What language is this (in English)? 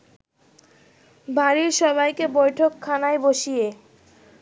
Bangla